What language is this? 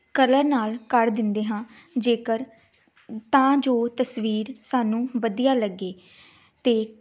Punjabi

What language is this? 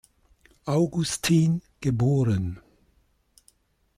German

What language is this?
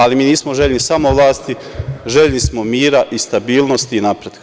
Serbian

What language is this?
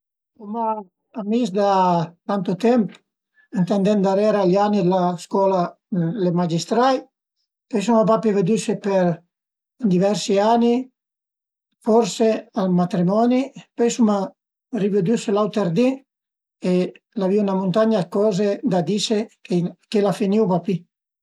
Piedmontese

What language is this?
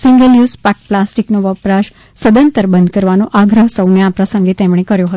Gujarati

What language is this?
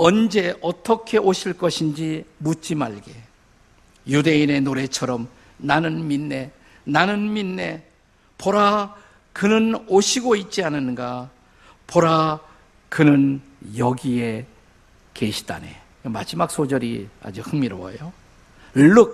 Korean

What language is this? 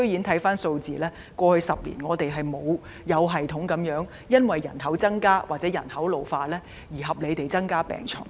Cantonese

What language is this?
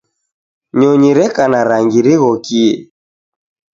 Taita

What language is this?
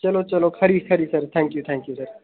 Dogri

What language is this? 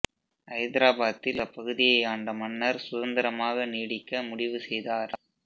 Tamil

